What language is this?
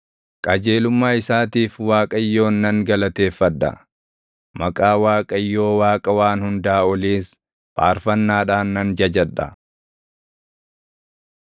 Oromo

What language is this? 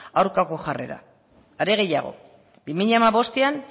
Basque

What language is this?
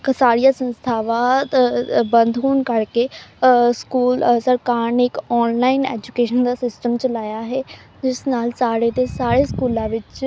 Punjabi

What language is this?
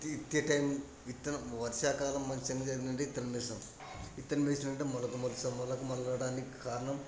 Telugu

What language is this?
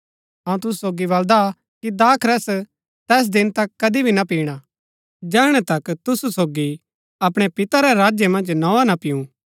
Gaddi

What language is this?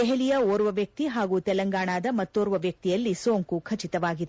Kannada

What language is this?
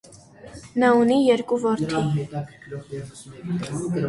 Armenian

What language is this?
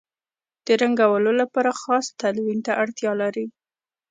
Pashto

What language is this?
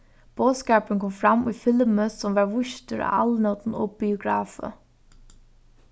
Faroese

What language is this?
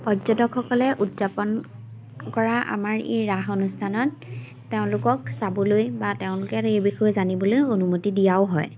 Assamese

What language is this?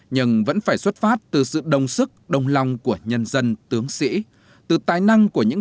Vietnamese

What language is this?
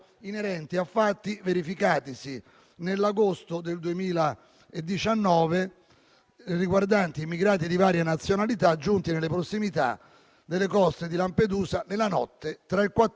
Italian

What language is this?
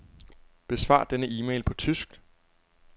Danish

